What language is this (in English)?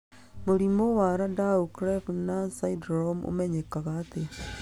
Kikuyu